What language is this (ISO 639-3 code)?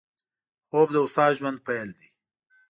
pus